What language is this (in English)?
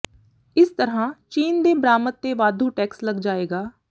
Punjabi